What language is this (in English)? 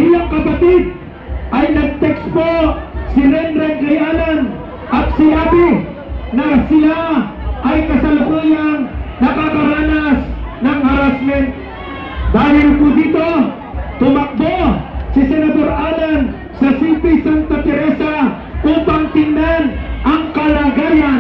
Filipino